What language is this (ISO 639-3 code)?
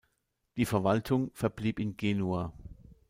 deu